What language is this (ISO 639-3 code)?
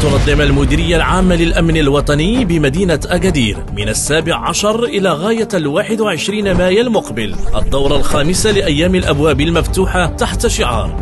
ara